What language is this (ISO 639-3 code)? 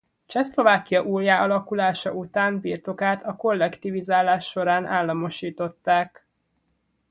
hun